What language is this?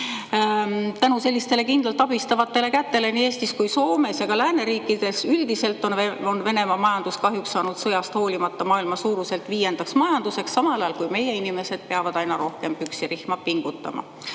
Estonian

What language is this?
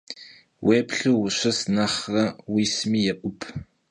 Kabardian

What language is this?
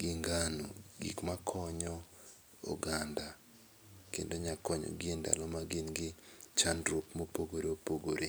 Luo (Kenya and Tanzania)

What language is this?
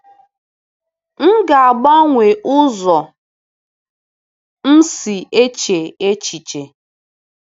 Igbo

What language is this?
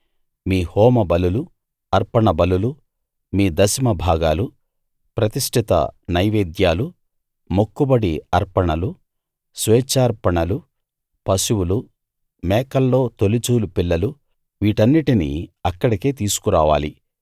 Telugu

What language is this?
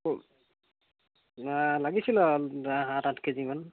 Assamese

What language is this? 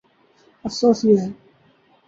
Urdu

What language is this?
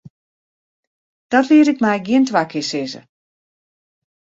Western Frisian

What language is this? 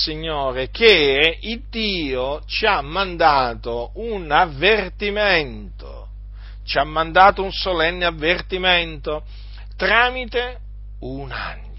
Italian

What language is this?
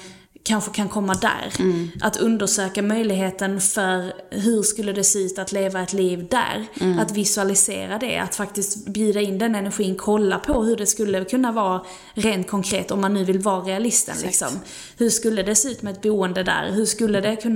Swedish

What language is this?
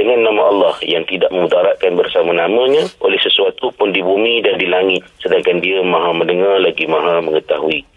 Malay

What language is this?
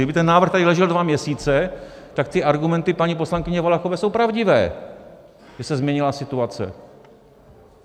Czech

